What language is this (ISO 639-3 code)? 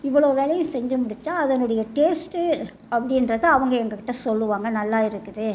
tam